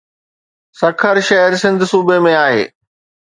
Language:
Sindhi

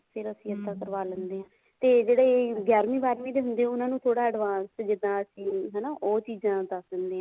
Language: Punjabi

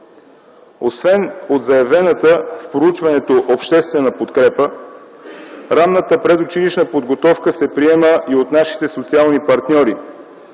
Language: Bulgarian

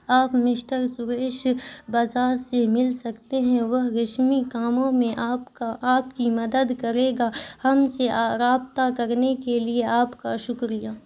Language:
Urdu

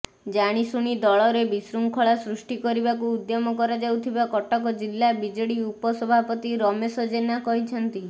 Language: Odia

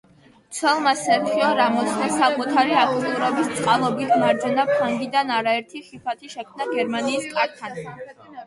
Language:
Georgian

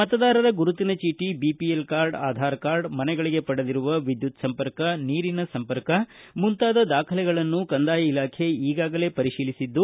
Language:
Kannada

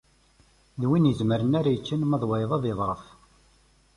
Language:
Kabyle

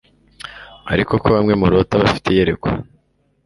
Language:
Kinyarwanda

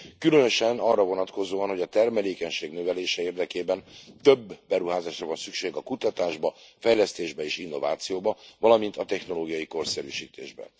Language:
Hungarian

